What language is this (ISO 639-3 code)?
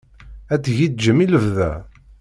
kab